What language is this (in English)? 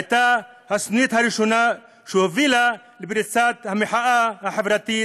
Hebrew